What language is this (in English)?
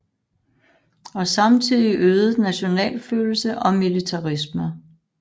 Danish